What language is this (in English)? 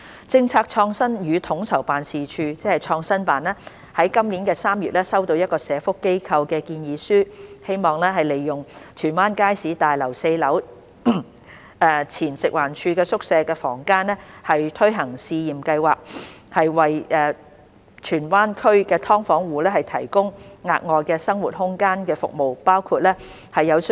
Cantonese